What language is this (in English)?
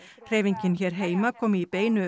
Icelandic